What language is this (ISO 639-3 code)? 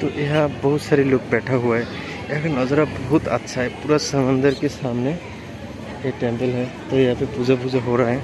hin